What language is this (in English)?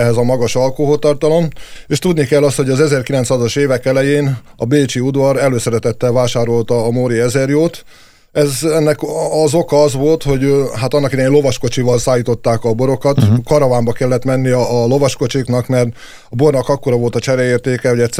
Hungarian